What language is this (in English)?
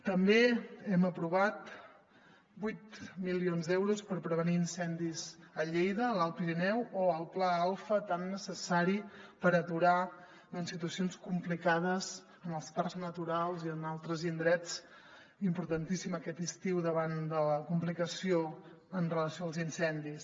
Catalan